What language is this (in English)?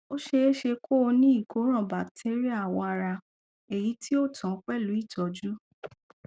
Yoruba